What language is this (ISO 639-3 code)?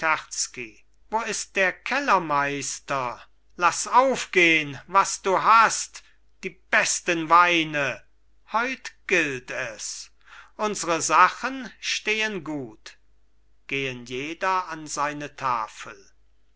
deu